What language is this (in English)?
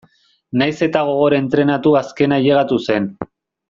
Basque